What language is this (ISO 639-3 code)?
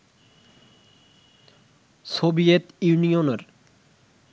ben